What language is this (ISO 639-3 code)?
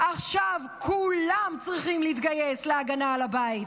heb